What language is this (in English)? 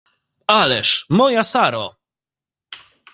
Polish